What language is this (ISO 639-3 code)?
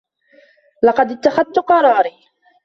ara